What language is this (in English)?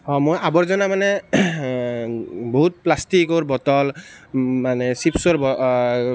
Assamese